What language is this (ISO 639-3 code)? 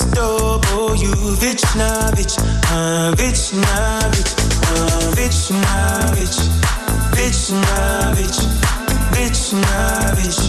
ukr